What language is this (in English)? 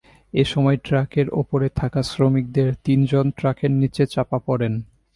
Bangla